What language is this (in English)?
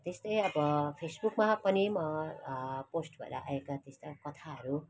Nepali